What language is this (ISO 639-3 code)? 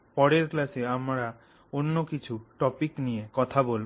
ben